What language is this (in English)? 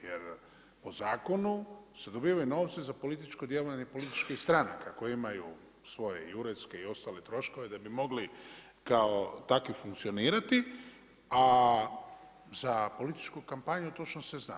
Croatian